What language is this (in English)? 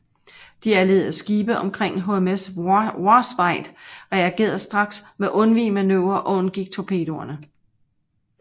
Danish